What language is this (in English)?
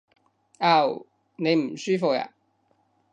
Cantonese